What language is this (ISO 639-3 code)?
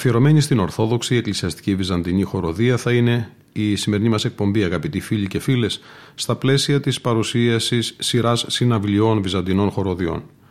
ell